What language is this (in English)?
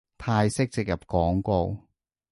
Cantonese